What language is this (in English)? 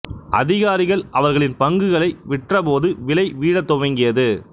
Tamil